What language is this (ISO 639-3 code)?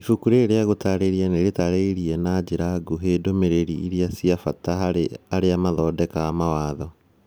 kik